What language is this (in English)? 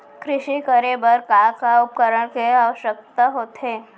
Chhattisgarhi